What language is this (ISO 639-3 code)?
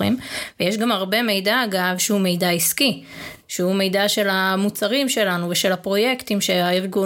heb